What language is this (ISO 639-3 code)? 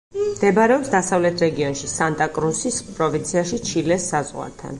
kat